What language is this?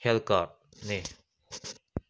Manipuri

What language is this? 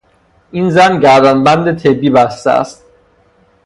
Persian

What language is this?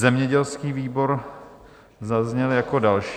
Czech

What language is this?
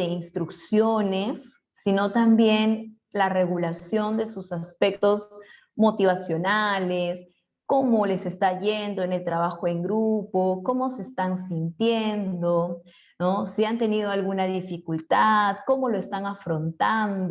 Spanish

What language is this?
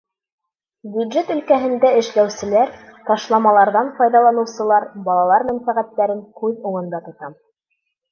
Bashkir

